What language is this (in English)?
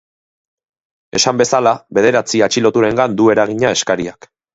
Basque